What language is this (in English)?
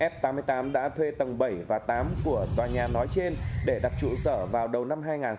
Vietnamese